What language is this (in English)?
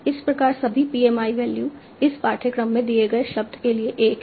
Hindi